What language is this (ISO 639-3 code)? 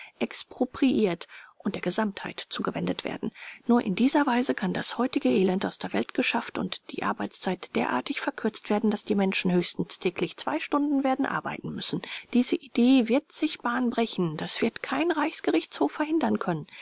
deu